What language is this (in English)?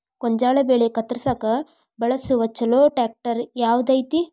Kannada